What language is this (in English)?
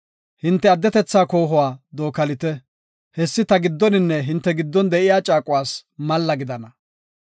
Gofa